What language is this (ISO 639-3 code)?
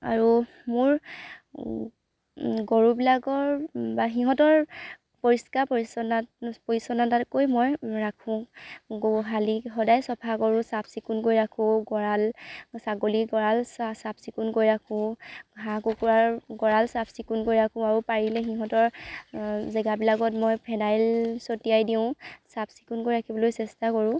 asm